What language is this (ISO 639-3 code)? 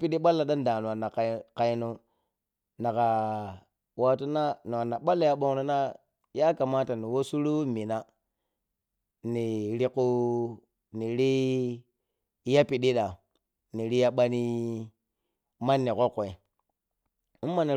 piy